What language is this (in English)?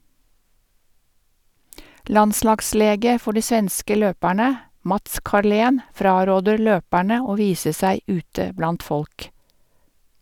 Norwegian